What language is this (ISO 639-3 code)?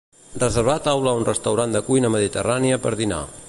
cat